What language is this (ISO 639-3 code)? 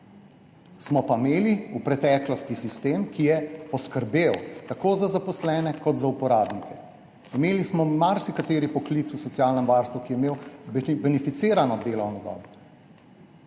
slv